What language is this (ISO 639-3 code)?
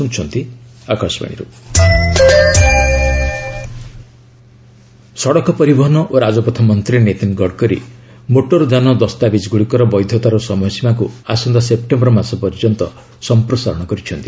ori